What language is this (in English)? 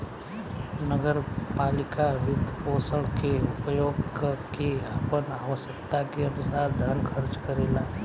Bhojpuri